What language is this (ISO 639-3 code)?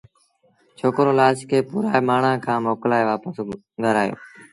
sbn